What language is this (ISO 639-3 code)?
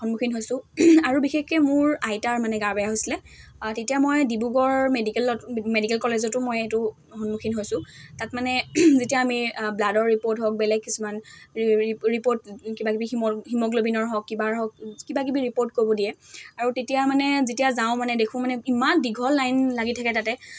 asm